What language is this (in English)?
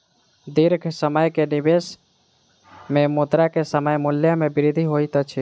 Maithili